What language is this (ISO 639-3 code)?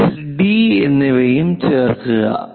mal